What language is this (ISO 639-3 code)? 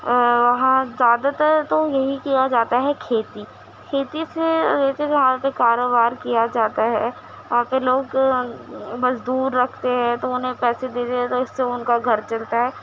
urd